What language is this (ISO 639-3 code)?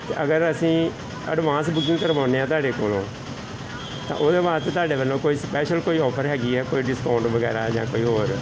pan